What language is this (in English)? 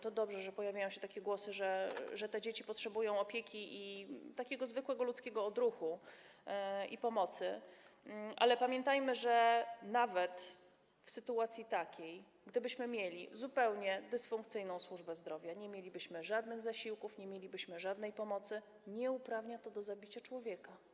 Polish